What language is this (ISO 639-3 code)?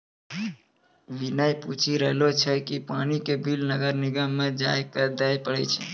mai